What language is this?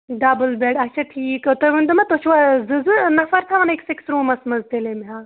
Kashmiri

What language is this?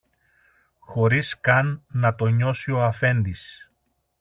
Greek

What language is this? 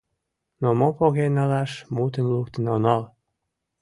Mari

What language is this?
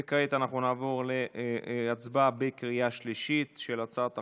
Hebrew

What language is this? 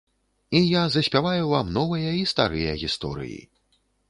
Belarusian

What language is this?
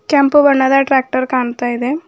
Kannada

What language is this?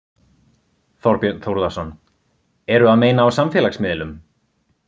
Icelandic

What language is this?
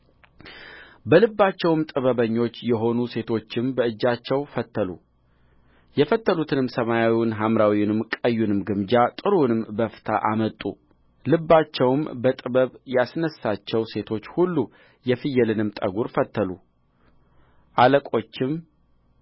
Amharic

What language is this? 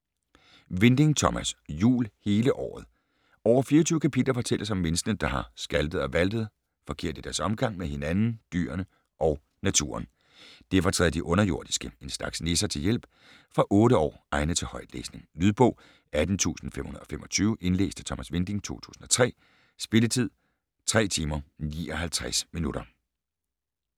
Danish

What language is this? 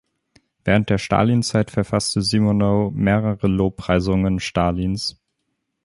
German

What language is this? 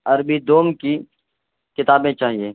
Urdu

